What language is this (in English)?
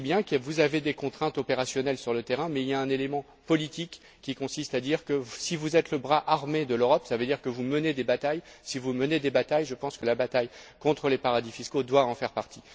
French